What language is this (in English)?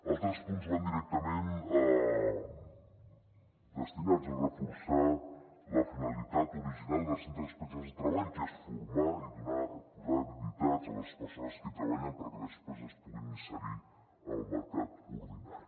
Catalan